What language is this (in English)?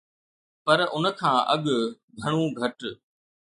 Sindhi